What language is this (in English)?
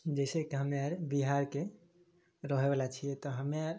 Maithili